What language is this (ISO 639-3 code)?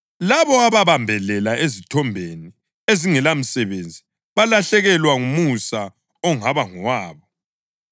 nde